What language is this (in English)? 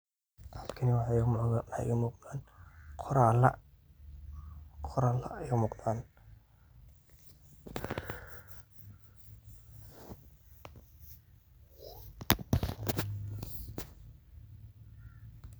Somali